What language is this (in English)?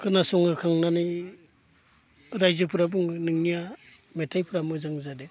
Bodo